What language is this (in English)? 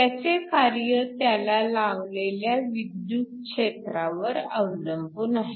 Marathi